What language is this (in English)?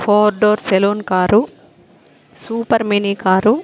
Telugu